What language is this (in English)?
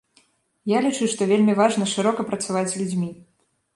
Belarusian